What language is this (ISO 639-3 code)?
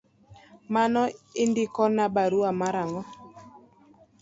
luo